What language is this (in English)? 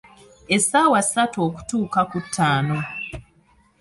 Ganda